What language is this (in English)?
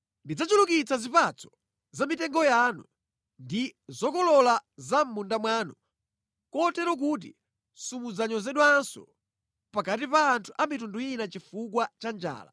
Nyanja